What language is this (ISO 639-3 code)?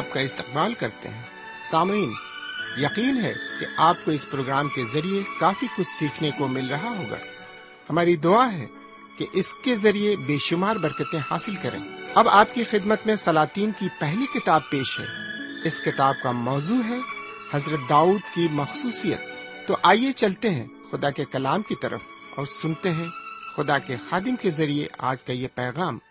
urd